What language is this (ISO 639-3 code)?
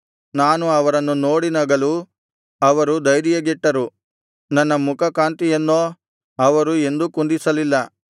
kan